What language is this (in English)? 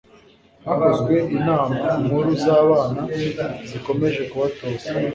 Kinyarwanda